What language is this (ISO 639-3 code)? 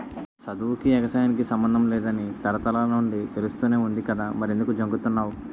tel